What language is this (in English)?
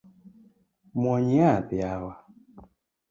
Luo (Kenya and Tanzania)